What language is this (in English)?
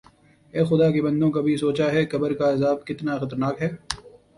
Urdu